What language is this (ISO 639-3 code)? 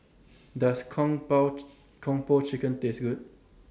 eng